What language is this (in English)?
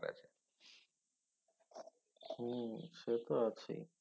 Bangla